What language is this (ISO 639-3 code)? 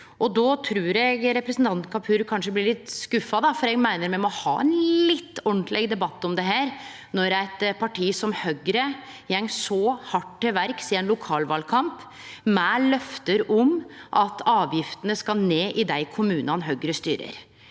nor